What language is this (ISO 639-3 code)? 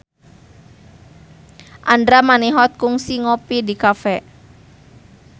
sun